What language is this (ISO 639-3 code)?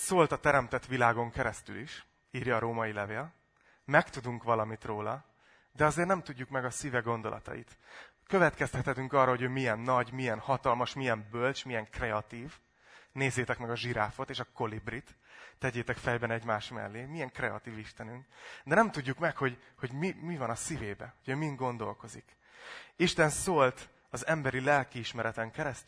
hun